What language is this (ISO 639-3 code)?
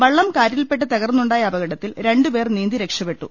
mal